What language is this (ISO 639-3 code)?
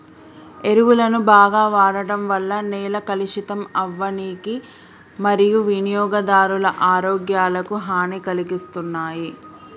tel